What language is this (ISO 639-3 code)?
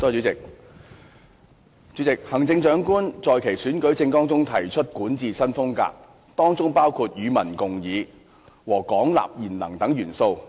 yue